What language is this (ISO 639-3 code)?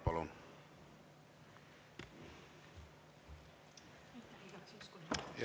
est